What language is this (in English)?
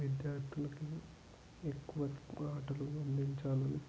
Telugu